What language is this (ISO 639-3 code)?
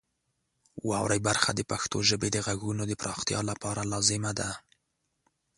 pus